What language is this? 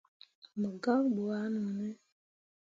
Mundang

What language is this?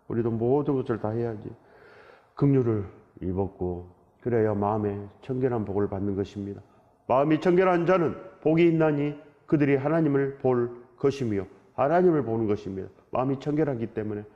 Korean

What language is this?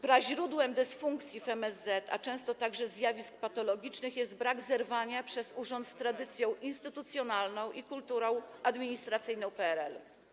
Polish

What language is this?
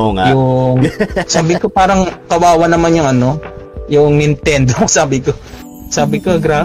Filipino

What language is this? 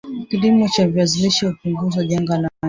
Swahili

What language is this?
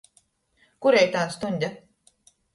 Latgalian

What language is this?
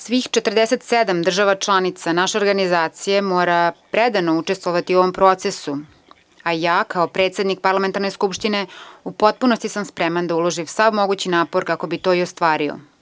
Serbian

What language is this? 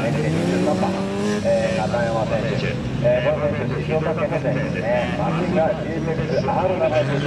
Japanese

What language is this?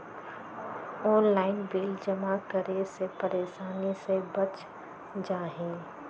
Magahi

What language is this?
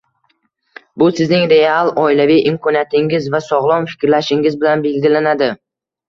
Uzbek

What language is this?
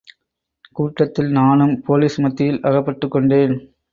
Tamil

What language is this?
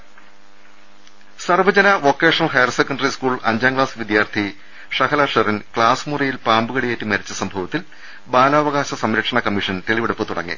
Malayalam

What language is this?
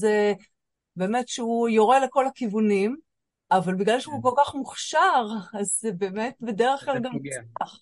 Hebrew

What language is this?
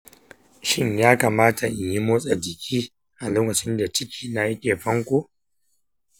Hausa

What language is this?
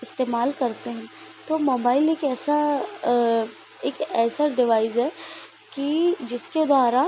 Hindi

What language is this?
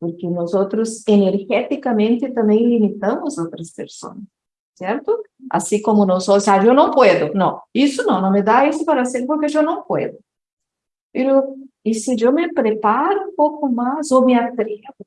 Portuguese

